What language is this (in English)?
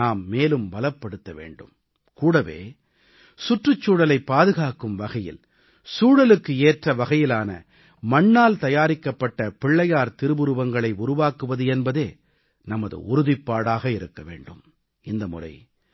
Tamil